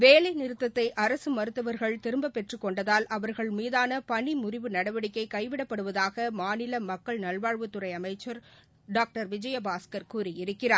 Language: Tamil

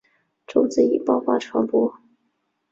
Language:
Chinese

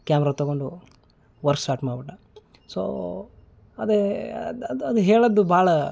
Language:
Kannada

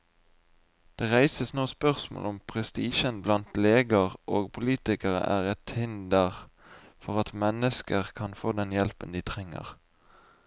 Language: Norwegian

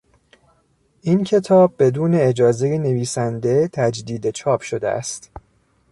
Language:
Persian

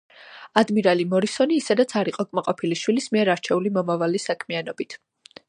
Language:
Georgian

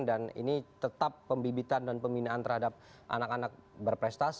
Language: Indonesian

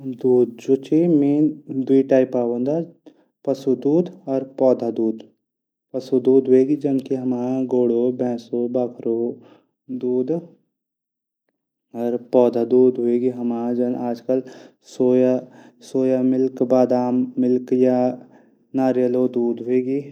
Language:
Garhwali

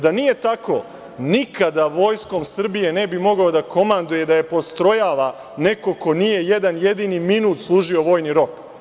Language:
Serbian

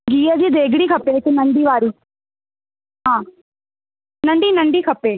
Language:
Sindhi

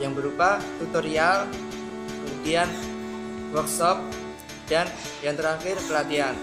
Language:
Indonesian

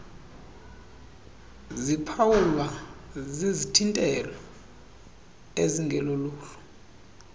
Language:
Xhosa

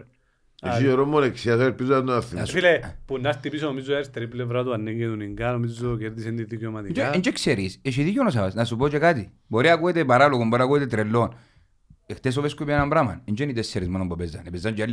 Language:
Greek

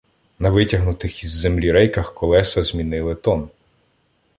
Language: Ukrainian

